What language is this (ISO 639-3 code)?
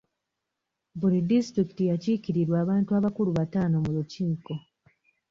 lug